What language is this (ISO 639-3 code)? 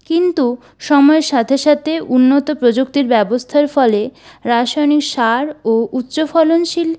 ben